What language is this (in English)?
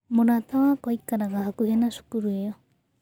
Kikuyu